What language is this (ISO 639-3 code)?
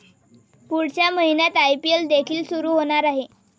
mar